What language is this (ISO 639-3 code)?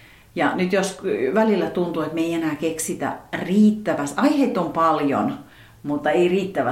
fin